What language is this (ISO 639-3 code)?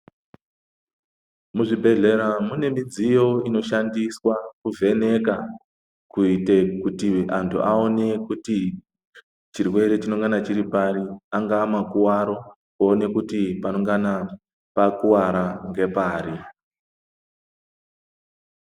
ndc